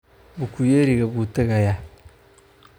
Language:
Somali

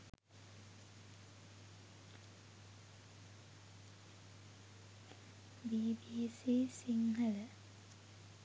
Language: Sinhala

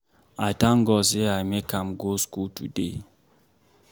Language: Nigerian Pidgin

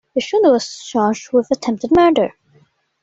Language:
English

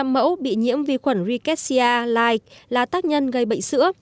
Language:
Vietnamese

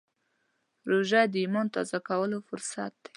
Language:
Pashto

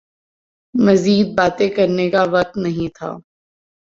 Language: Urdu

